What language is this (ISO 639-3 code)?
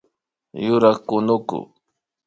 qvi